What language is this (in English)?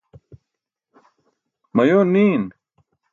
Burushaski